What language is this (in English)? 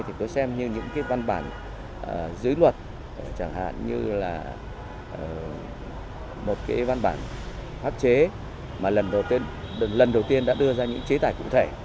Vietnamese